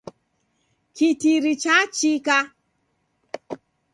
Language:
Taita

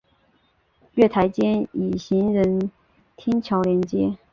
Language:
Chinese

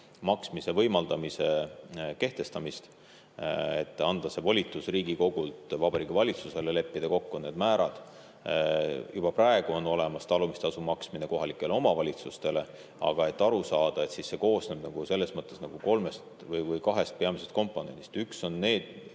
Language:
Estonian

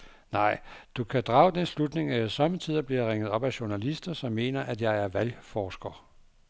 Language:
Danish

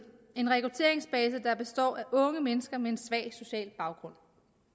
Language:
Danish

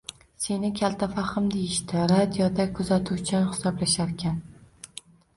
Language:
Uzbek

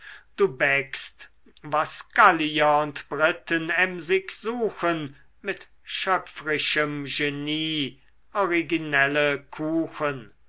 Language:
German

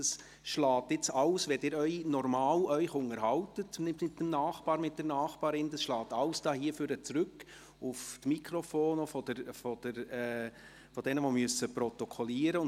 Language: Swiss German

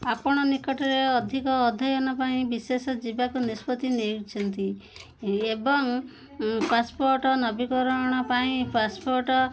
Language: Odia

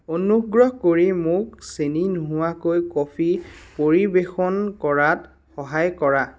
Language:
Assamese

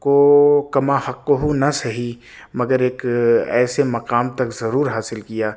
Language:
Urdu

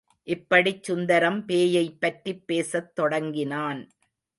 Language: Tamil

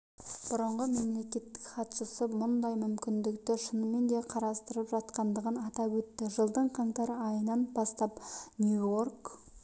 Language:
Kazakh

